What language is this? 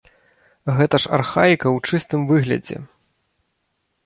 Belarusian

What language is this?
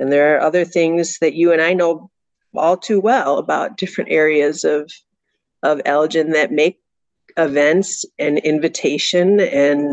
English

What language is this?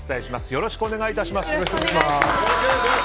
Japanese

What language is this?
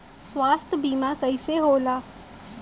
Bhojpuri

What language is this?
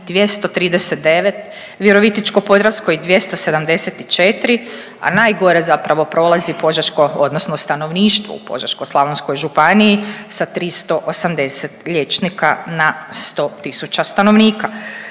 Croatian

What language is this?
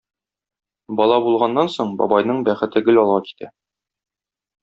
Tatar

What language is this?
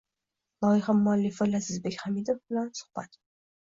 Uzbek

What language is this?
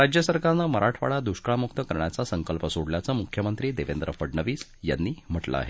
Marathi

